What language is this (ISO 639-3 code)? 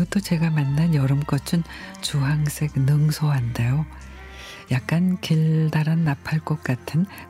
kor